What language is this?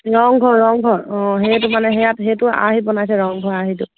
Assamese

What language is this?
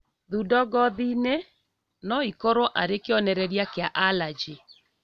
Kikuyu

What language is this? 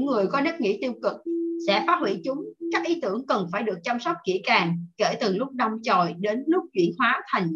Vietnamese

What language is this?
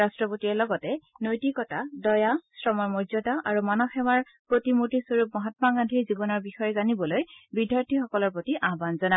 Assamese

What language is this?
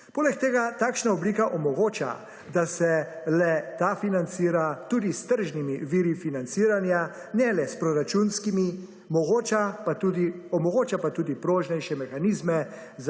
Slovenian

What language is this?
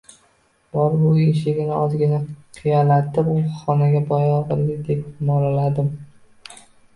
Uzbek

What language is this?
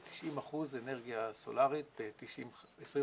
Hebrew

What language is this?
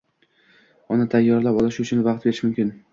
Uzbek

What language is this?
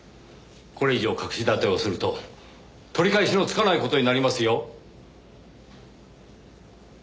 Japanese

